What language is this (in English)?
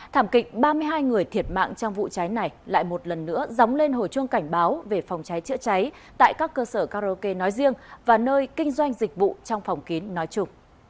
Vietnamese